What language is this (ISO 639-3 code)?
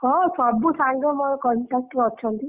ori